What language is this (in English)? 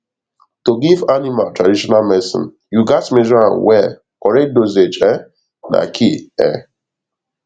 Nigerian Pidgin